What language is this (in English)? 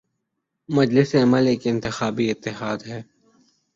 Urdu